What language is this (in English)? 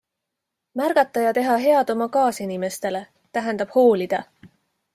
Estonian